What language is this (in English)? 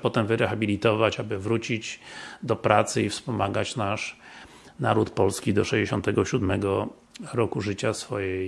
Polish